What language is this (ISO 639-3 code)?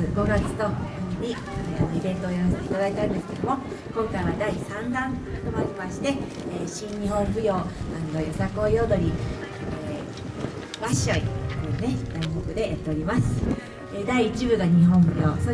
jpn